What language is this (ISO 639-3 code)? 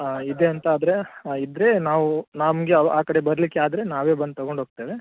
kan